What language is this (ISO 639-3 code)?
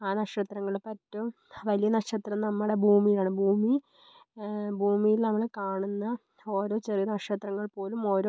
mal